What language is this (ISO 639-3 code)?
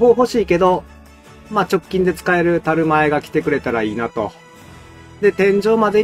jpn